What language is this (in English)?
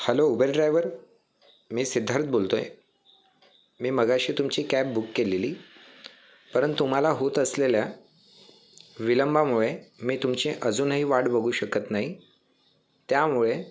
Marathi